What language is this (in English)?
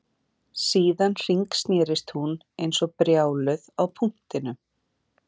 Icelandic